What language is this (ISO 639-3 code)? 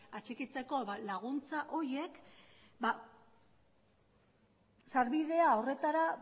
eus